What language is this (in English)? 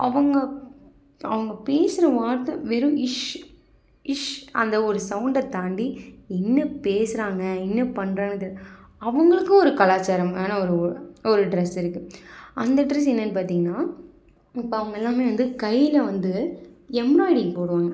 Tamil